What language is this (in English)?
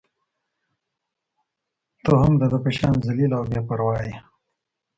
Pashto